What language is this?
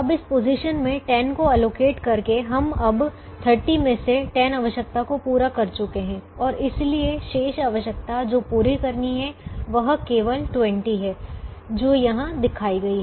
Hindi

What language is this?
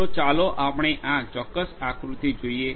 Gujarati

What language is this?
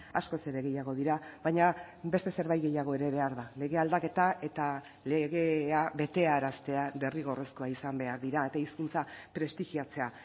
Basque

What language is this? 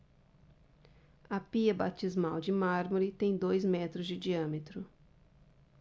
Portuguese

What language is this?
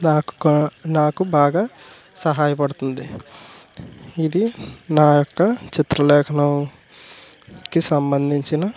Telugu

